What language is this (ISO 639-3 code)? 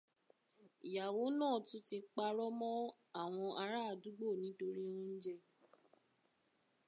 yor